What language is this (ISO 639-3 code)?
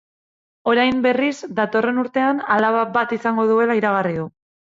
eus